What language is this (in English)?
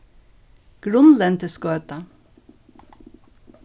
Faroese